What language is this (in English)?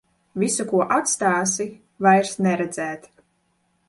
Latvian